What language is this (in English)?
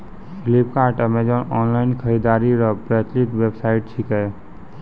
Maithili